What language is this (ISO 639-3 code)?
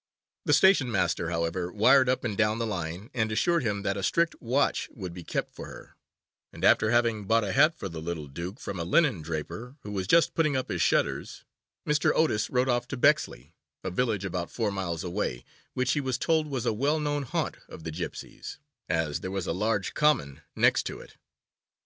eng